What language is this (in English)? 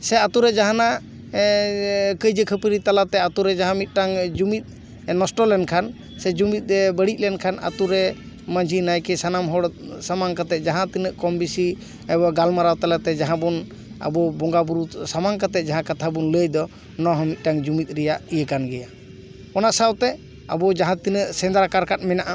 Santali